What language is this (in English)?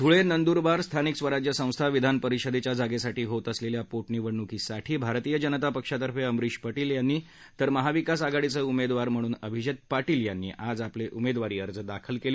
Marathi